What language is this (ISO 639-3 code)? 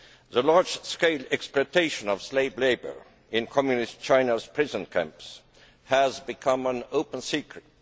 eng